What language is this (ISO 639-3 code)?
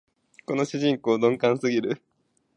jpn